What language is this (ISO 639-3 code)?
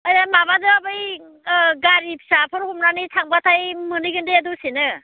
brx